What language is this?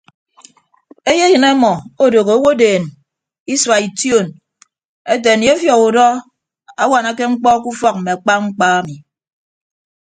Ibibio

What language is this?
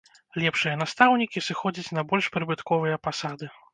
Belarusian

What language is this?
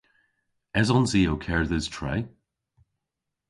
Cornish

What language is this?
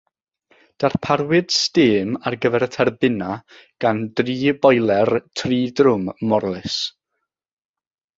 Welsh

